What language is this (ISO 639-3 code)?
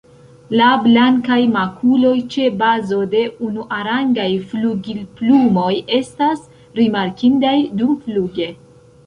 epo